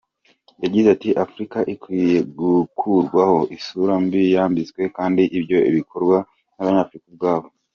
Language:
Kinyarwanda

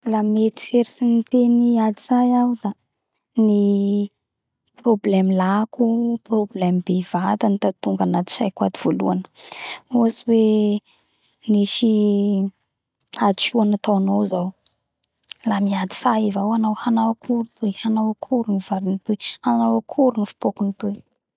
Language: Bara Malagasy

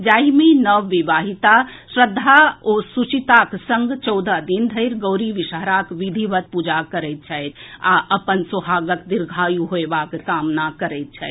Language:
Maithili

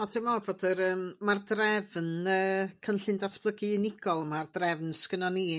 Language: Welsh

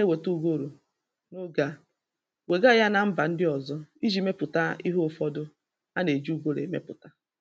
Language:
Igbo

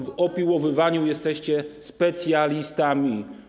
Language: Polish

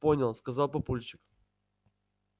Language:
Russian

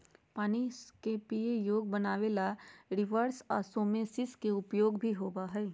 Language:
Magahi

